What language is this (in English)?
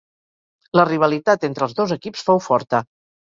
Catalan